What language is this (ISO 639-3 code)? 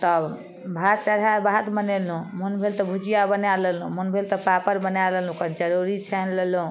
mai